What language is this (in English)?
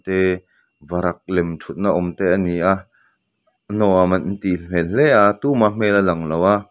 Mizo